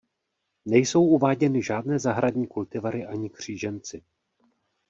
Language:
Czech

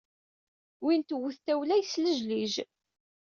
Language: Kabyle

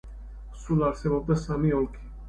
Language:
Georgian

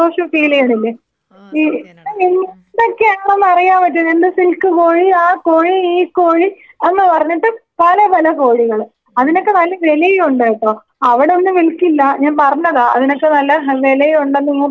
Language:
Malayalam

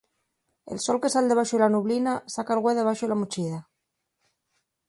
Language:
Asturian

